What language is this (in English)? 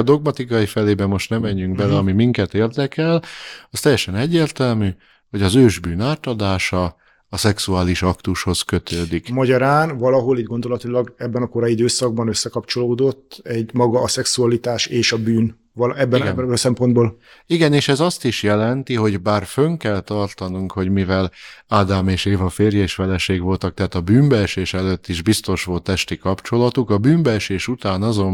Hungarian